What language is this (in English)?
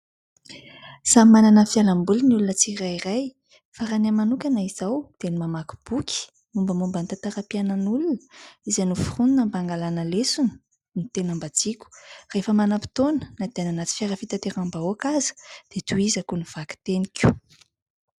Malagasy